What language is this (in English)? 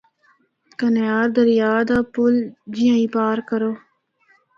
Northern Hindko